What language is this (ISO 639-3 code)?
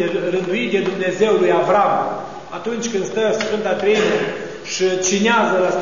ron